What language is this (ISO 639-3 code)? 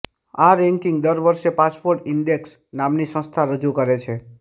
guj